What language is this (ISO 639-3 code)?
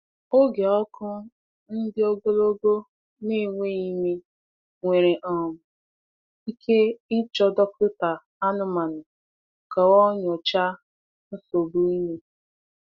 ibo